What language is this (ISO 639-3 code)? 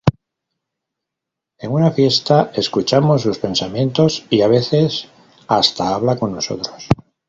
spa